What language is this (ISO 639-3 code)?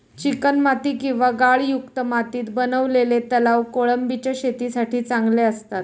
mar